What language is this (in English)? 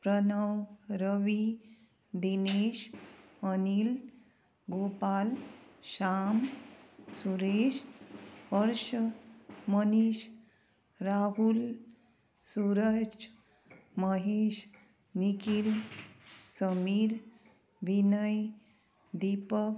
Konkani